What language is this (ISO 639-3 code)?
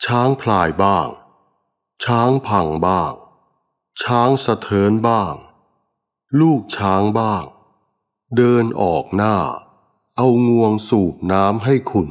tha